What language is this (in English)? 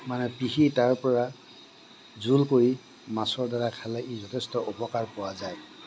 Assamese